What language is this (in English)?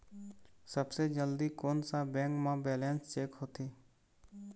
Chhattisgarhi